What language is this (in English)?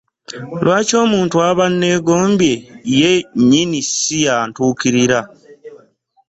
Ganda